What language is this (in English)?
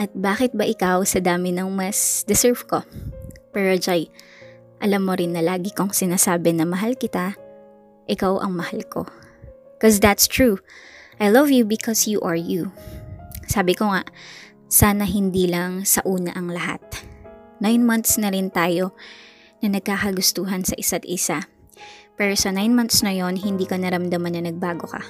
Filipino